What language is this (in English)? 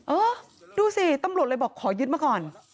Thai